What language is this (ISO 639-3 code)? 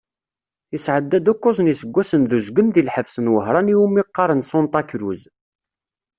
kab